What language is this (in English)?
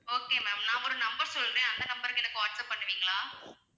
Tamil